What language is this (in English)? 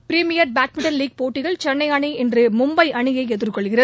Tamil